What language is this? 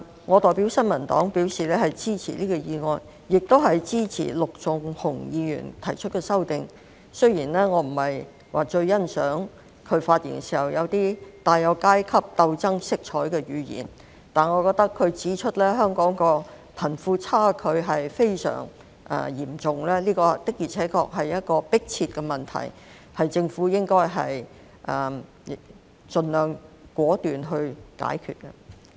Cantonese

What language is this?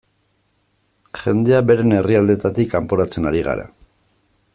Basque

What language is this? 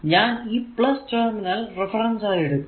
Malayalam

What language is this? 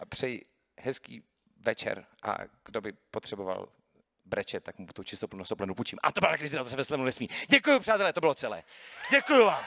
Czech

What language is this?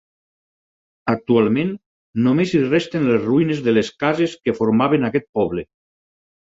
Catalan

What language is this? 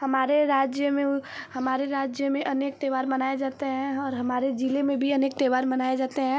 Hindi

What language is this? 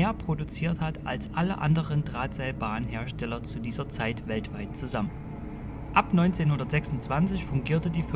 German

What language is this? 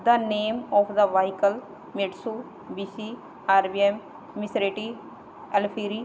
Punjabi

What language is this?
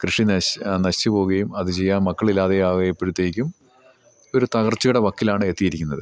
Malayalam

